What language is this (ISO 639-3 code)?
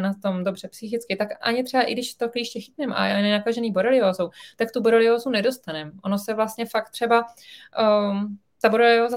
ces